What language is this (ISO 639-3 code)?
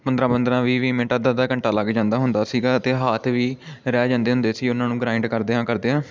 pan